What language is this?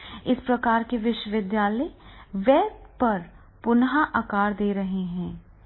Hindi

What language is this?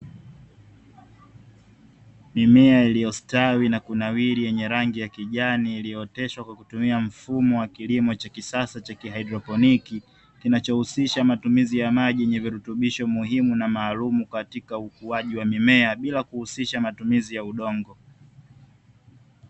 Swahili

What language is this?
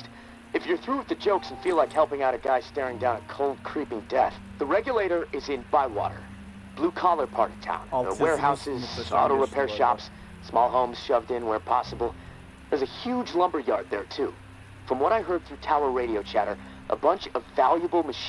Turkish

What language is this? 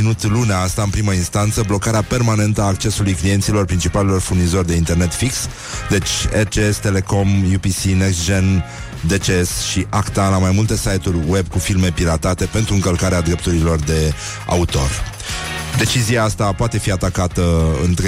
Romanian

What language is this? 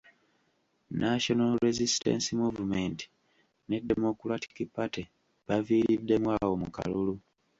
Ganda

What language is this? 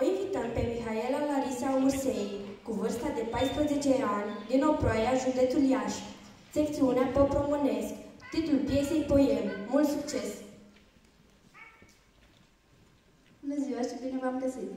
Romanian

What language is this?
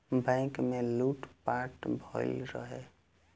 Bhojpuri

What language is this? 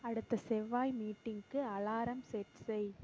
Tamil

